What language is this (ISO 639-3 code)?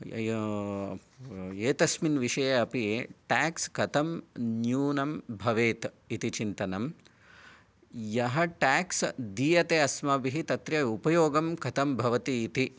san